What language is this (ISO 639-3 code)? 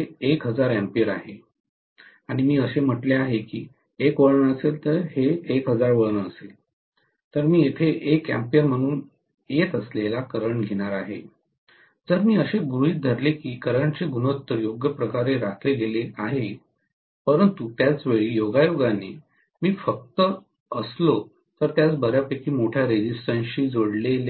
mar